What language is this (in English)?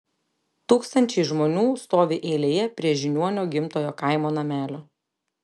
Lithuanian